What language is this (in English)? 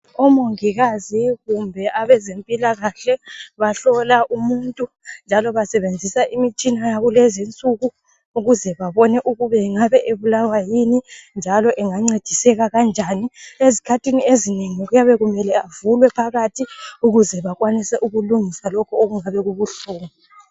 North Ndebele